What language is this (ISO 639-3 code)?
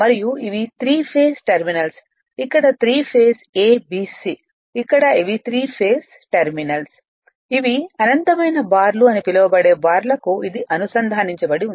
tel